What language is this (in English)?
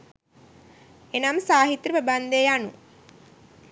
Sinhala